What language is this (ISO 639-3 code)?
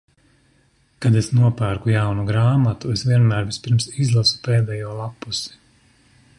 lav